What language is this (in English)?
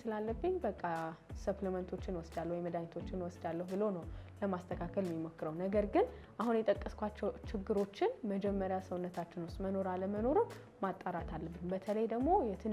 Arabic